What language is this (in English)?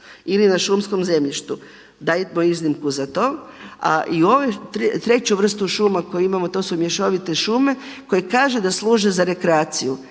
Croatian